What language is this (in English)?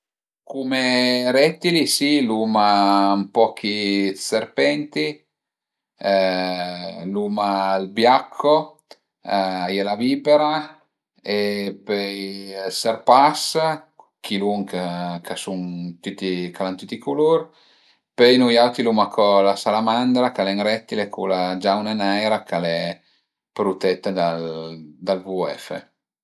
Piedmontese